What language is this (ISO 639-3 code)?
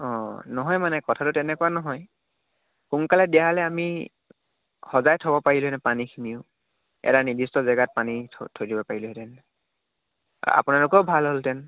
asm